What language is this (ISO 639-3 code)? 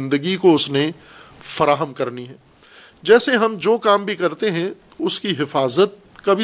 urd